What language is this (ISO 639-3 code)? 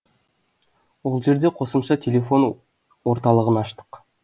kaz